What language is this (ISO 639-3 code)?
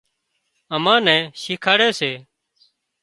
kxp